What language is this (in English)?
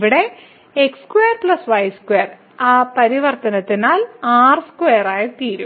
Malayalam